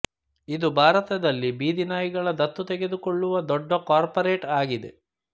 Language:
Kannada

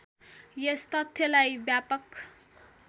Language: Nepali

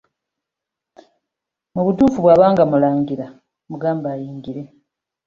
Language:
Ganda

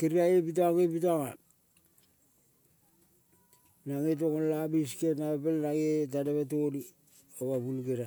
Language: Kol (Papua New Guinea)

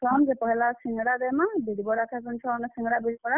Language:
Odia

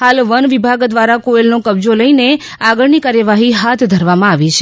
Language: Gujarati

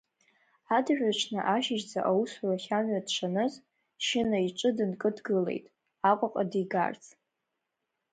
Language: Abkhazian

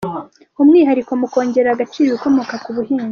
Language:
Kinyarwanda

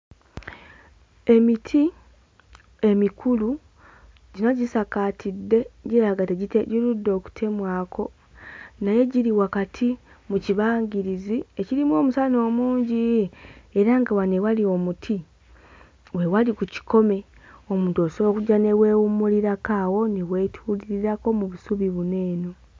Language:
Ganda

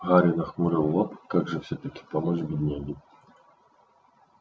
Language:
Russian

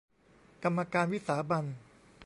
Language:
Thai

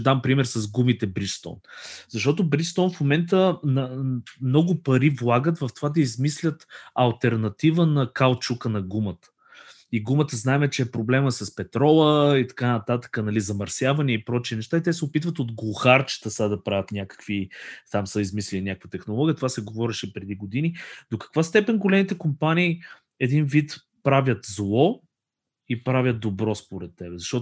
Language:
Bulgarian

